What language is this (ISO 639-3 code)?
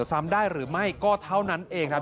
tha